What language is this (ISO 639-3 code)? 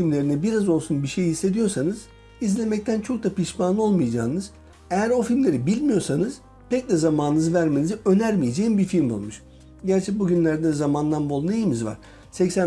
tur